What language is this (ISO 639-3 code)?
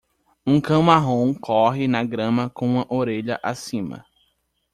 por